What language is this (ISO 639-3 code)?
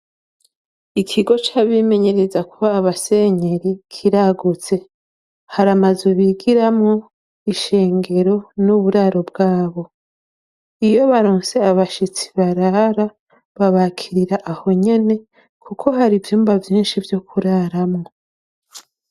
run